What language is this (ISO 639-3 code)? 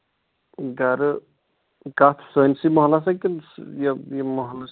kas